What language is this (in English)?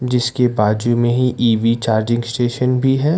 Hindi